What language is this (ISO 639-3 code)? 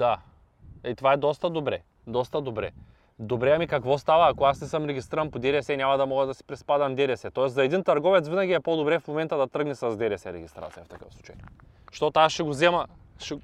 bul